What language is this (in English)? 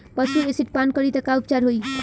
Bhojpuri